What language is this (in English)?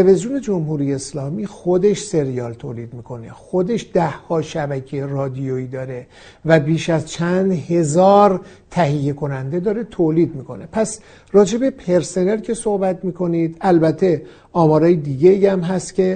Persian